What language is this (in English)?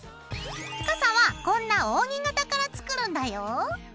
Japanese